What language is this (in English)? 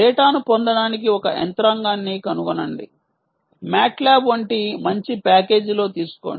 Telugu